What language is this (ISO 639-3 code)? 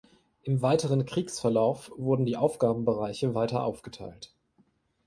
deu